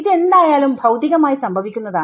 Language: Malayalam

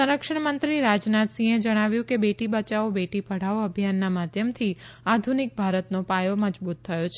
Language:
Gujarati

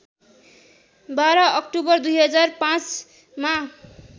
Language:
Nepali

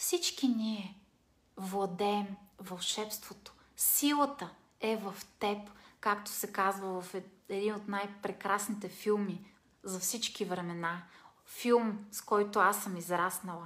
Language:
Bulgarian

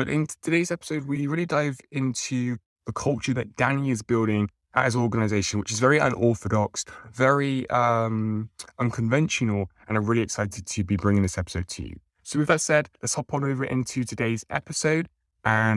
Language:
English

